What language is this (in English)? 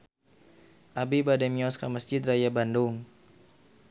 Sundanese